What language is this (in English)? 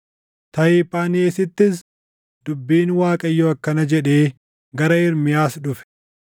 Oromo